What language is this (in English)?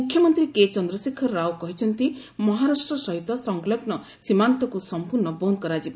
Odia